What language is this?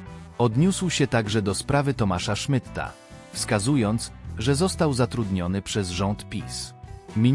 Polish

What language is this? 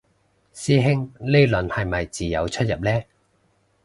Cantonese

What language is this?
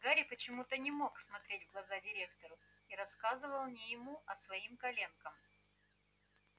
Russian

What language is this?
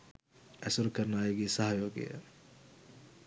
Sinhala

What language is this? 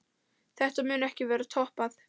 Icelandic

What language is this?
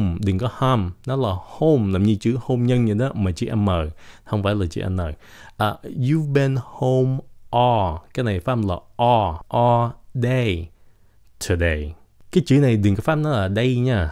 Vietnamese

